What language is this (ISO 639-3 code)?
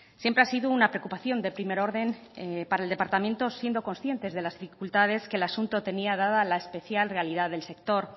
spa